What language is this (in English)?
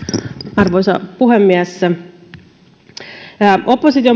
Finnish